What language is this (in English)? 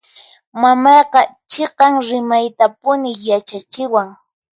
Puno Quechua